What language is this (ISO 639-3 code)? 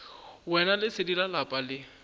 nso